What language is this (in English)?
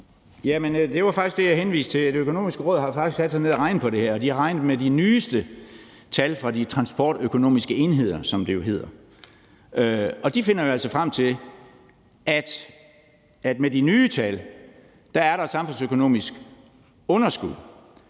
Danish